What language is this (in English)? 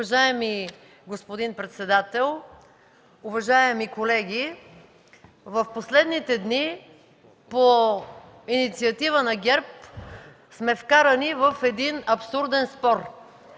Bulgarian